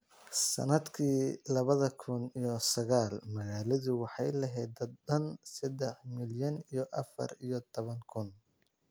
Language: Somali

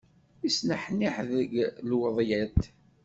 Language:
Kabyle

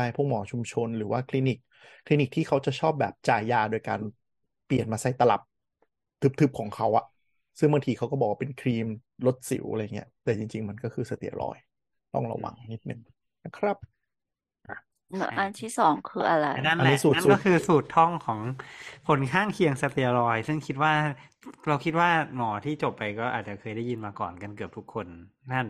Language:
Thai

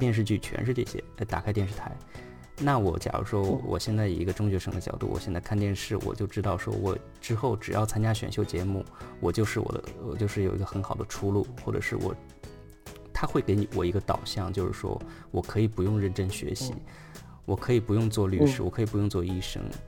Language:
Chinese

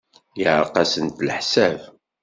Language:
Kabyle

